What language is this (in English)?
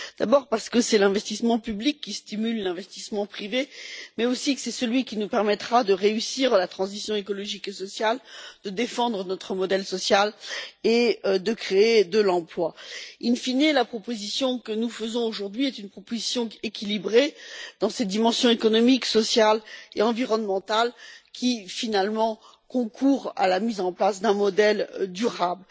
French